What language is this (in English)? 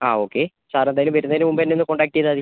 Malayalam